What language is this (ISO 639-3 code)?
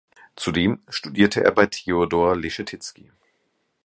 deu